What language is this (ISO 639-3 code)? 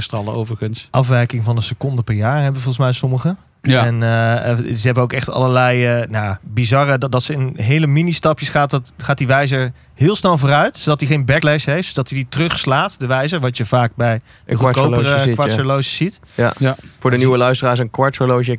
nld